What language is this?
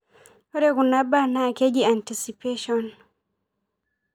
Masai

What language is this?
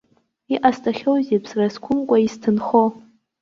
Abkhazian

